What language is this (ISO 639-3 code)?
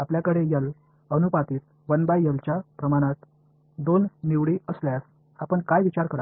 mar